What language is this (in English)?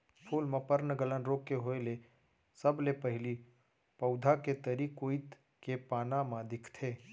Chhattisgarhi